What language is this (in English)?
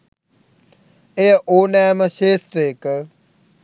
Sinhala